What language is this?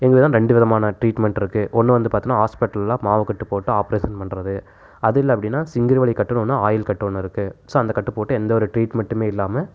Tamil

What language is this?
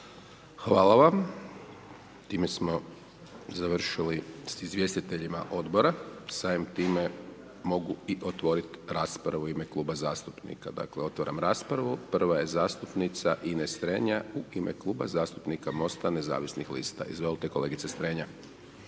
Croatian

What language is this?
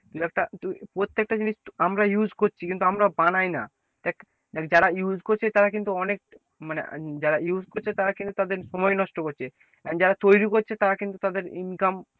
Bangla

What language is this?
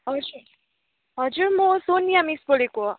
Nepali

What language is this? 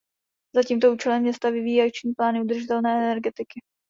Czech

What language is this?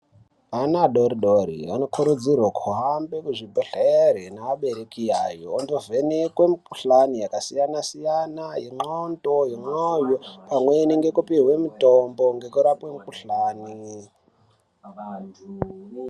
Ndau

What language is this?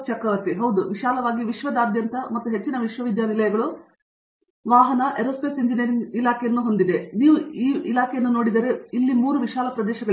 Kannada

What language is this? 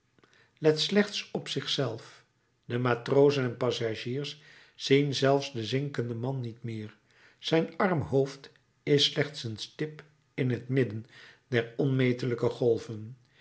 Dutch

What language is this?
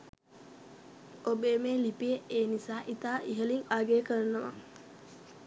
Sinhala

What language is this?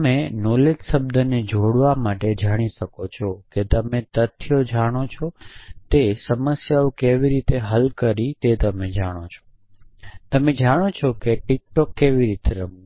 Gujarati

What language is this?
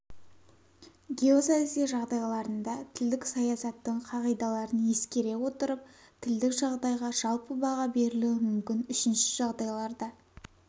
Kazakh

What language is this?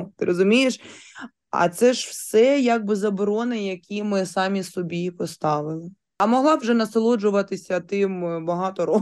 Ukrainian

